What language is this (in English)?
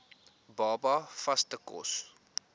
Afrikaans